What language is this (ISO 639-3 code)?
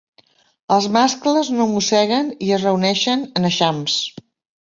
cat